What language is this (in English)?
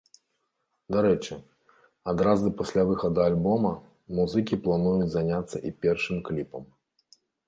Belarusian